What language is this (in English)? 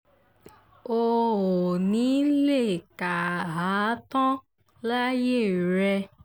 Yoruba